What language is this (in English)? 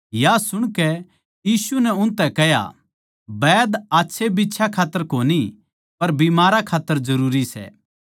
Haryanvi